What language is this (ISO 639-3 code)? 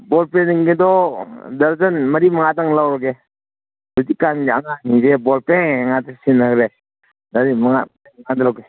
mni